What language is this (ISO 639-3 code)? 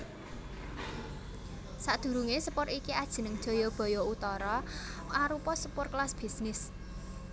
jav